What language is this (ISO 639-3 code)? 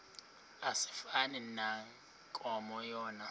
xho